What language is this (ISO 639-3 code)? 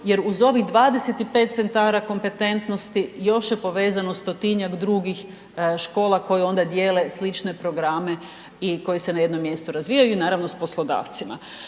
hrv